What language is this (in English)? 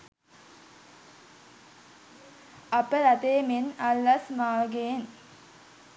Sinhala